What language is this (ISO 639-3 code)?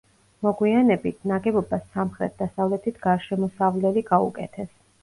kat